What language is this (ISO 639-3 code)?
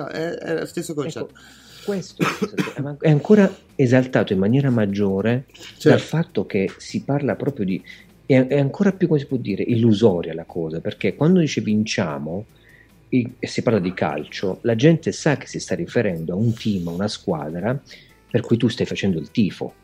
ita